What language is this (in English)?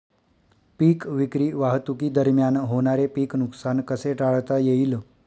Marathi